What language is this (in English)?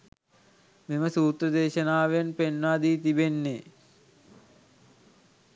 Sinhala